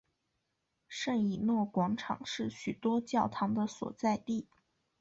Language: Chinese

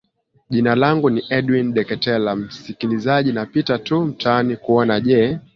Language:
Swahili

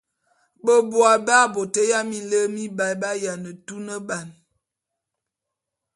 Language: Bulu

